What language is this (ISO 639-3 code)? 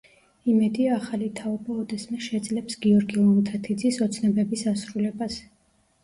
kat